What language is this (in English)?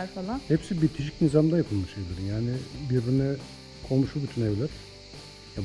Turkish